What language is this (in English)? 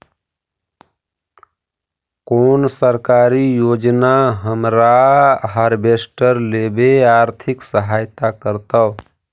Magahi